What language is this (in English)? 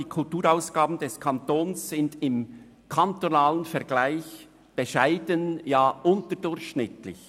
Swiss German